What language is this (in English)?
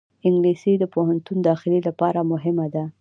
Pashto